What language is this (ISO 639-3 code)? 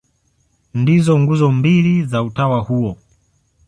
swa